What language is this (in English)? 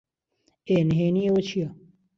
Central Kurdish